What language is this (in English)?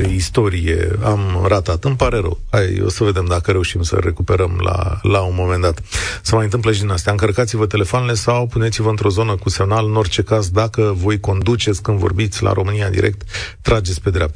Romanian